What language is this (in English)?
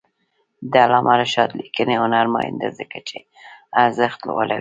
Pashto